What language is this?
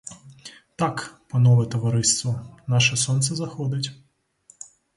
Ukrainian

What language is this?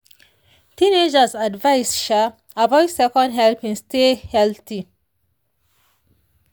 Nigerian Pidgin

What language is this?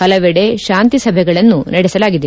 Kannada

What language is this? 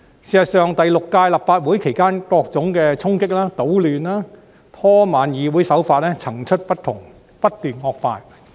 Cantonese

